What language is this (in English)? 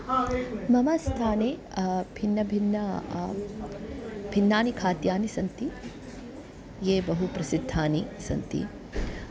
Sanskrit